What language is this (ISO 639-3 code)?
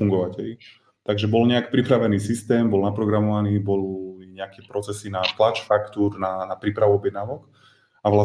slk